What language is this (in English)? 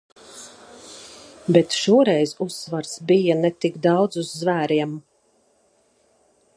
Latvian